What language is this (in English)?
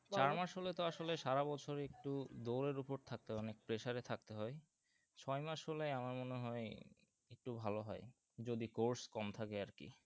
Bangla